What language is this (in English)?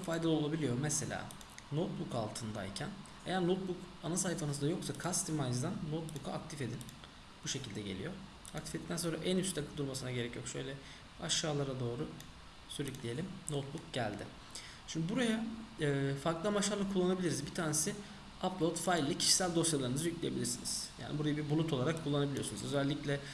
Turkish